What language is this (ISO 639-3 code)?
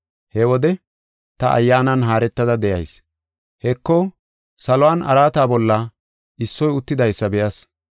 gof